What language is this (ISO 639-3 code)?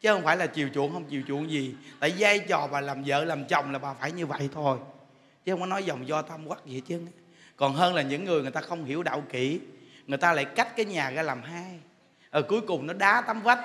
vie